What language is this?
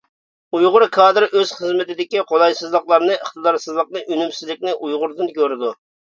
Uyghur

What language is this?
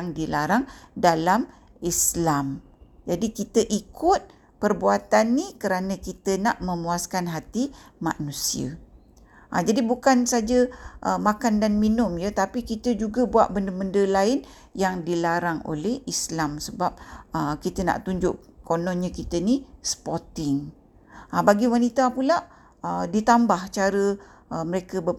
Malay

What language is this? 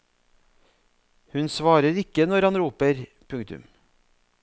Norwegian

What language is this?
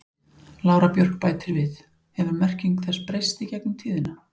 Icelandic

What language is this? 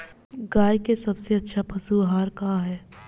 Bhojpuri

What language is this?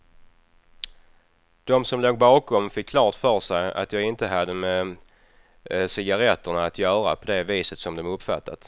Swedish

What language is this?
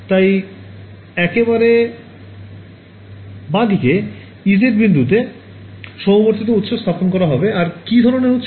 Bangla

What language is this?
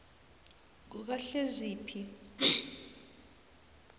South Ndebele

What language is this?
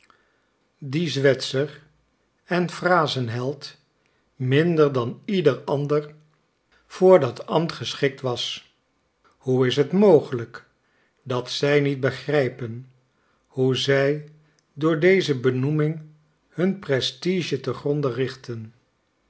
Dutch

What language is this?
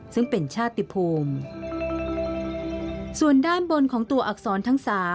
Thai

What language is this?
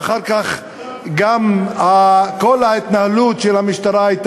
Hebrew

